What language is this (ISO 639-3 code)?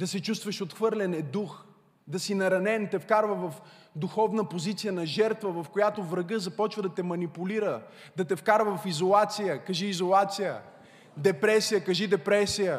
bul